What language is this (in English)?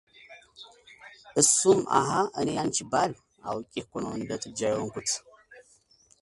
Amharic